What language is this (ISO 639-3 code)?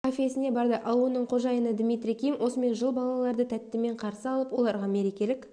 kaz